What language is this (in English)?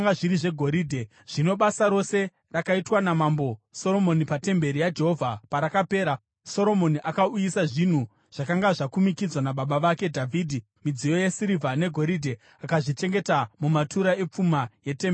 Shona